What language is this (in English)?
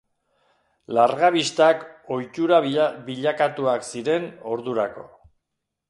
Basque